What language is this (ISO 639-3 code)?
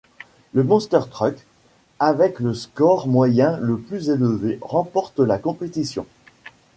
fra